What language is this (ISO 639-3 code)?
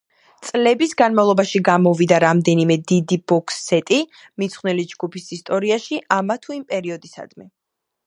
kat